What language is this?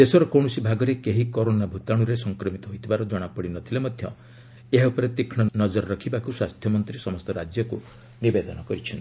Odia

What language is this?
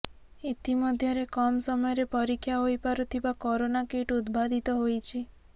Odia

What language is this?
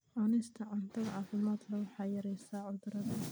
Somali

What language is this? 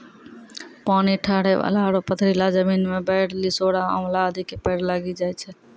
Maithili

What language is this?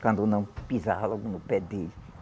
Portuguese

